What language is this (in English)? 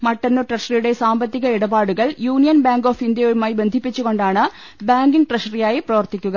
Malayalam